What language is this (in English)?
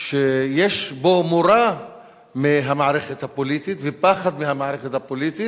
Hebrew